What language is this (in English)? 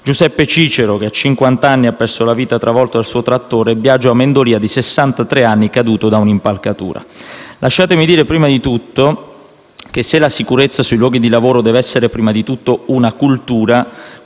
Italian